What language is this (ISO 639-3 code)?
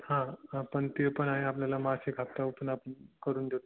mar